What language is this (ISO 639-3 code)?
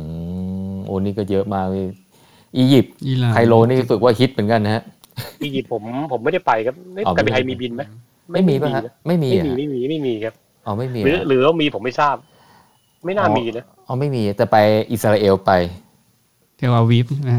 tha